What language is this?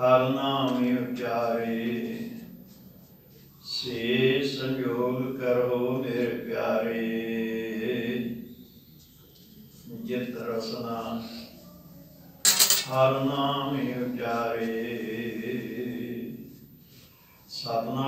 Turkish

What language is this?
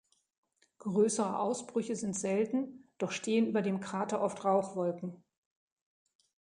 German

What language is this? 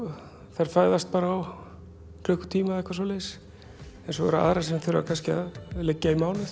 Icelandic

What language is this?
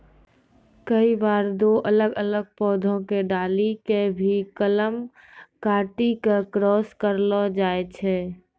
Maithili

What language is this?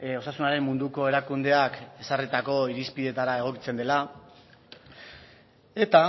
Basque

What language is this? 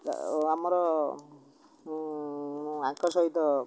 Odia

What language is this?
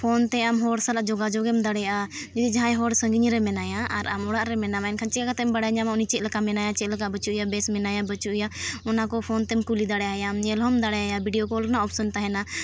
Santali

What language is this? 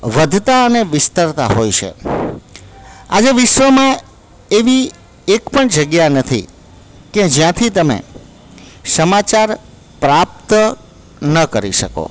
Gujarati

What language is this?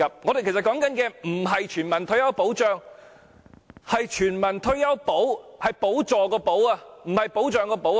Cantonese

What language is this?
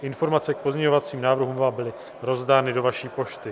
Czech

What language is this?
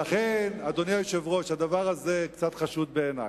Hebrew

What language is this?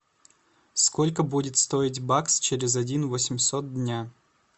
Russian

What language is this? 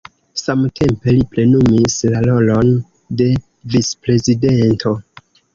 Esperanto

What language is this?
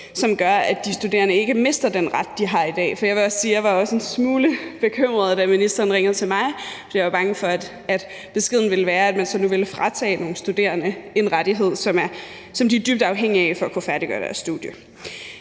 Danish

